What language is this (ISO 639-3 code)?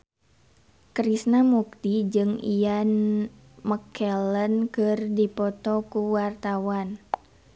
sun